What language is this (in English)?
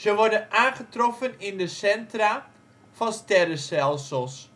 Dutch